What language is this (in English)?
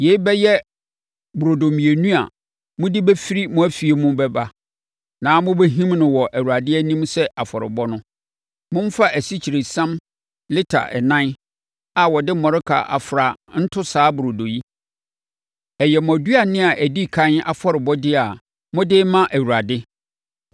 Akan